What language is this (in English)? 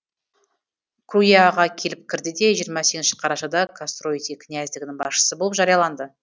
Kazakh